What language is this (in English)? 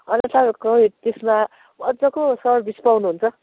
Nepali